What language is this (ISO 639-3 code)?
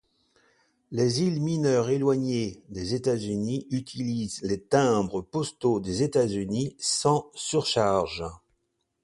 fra